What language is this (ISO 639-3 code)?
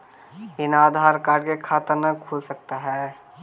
mag